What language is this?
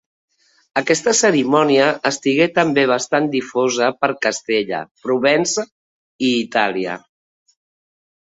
Catalan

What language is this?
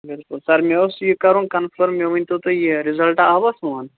Kashmiri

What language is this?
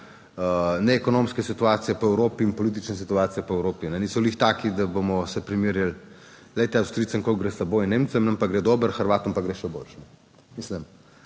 Slovenian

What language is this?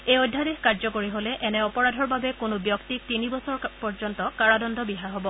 Assamese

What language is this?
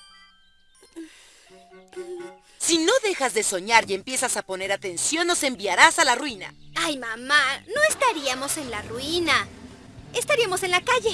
Spanish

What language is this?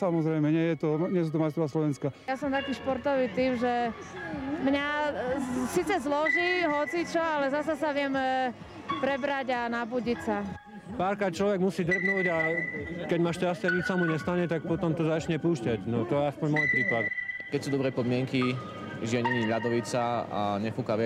Slovak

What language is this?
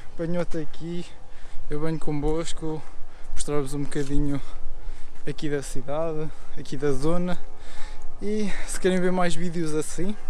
Portuguese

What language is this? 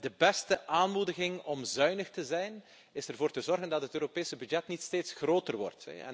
Dutch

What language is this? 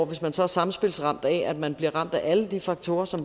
Danish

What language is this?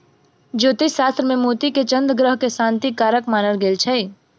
Maithili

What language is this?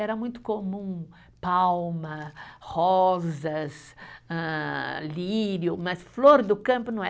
Portuguese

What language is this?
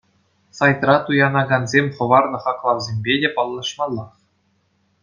Chuvash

